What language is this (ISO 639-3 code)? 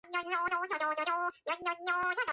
kat